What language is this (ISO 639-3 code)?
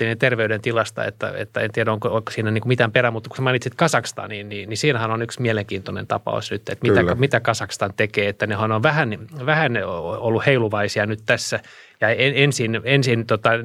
fin